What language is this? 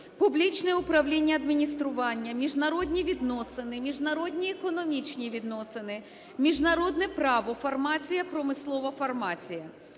Ukrainian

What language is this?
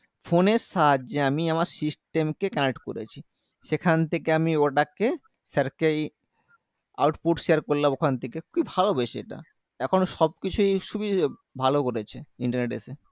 Bangla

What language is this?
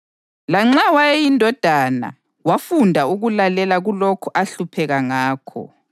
North Ndebele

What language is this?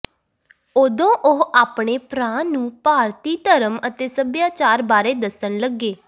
Punjabi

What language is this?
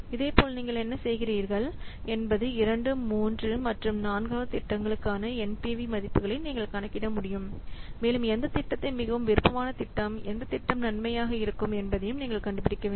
Tamil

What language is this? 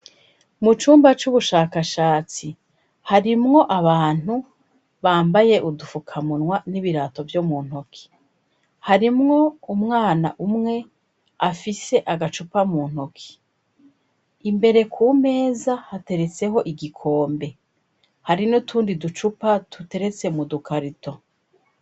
Rundi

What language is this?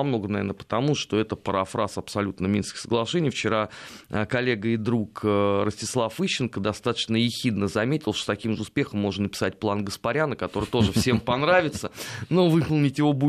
Russian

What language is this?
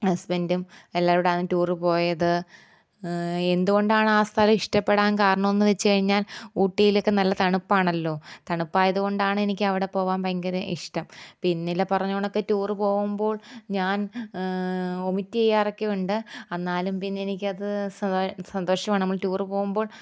Malayalam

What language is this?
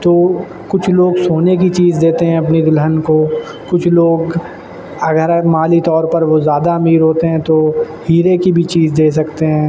Urdu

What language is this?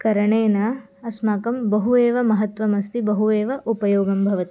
Sanskrit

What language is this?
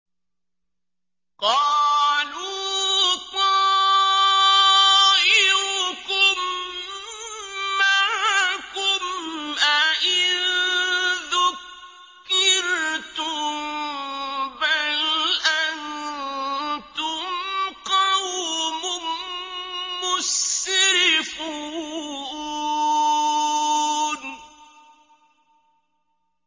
Arabic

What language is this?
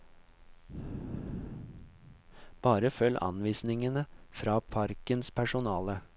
Norwegian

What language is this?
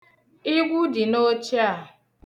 Igbo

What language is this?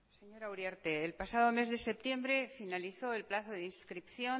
Spanish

